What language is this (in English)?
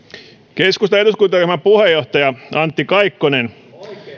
Finnish